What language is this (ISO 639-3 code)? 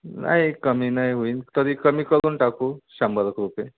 mar